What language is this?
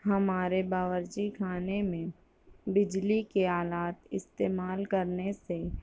Urdu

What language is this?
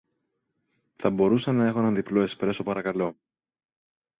Greek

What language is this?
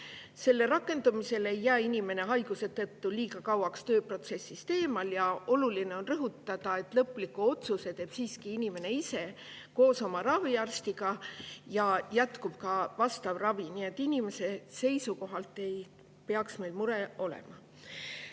Estonian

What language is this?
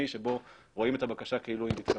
Hebrew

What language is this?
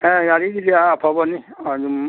Manipuri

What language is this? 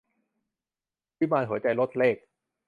Thai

